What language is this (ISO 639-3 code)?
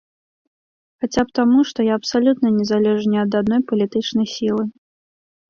bel